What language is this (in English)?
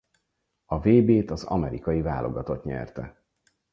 Hungarian